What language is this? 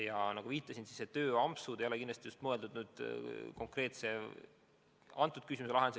Estonian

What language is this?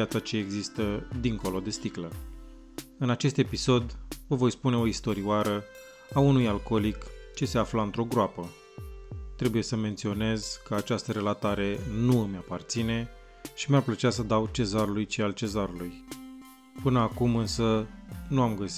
Romanian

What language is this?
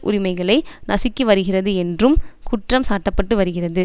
Tamil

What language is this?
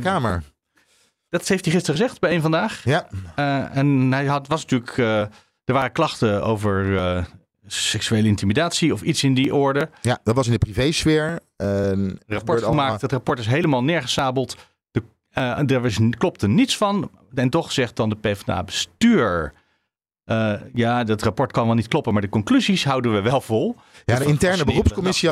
Dutch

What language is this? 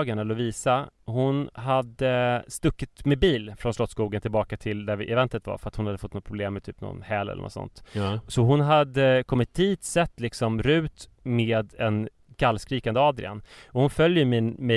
Swedish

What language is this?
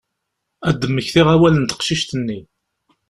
Kabyle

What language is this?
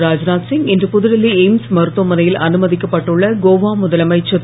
Tamil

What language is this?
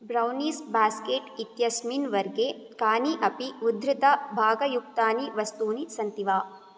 Sanskrit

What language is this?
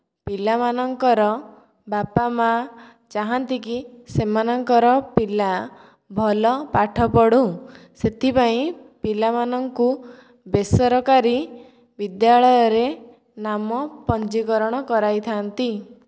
Odia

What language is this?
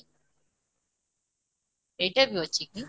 Odia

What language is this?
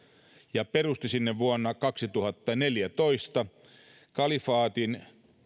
Finnish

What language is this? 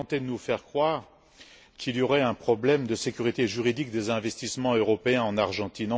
French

